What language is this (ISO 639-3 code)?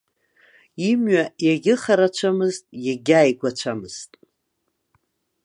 abk